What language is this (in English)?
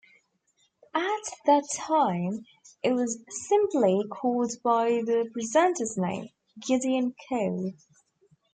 English